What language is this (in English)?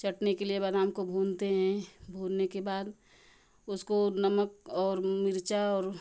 Hindi